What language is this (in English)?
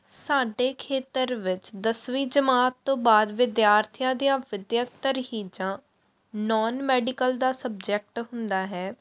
Punjabi